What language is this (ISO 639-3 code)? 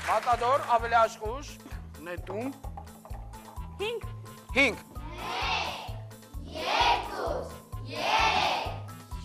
ron